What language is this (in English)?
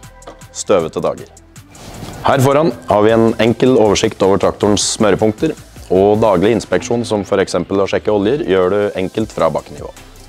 Norwegian